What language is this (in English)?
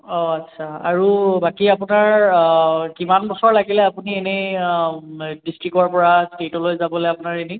Assamese